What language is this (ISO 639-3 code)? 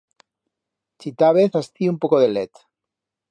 arg